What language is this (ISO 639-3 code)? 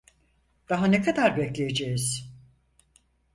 tur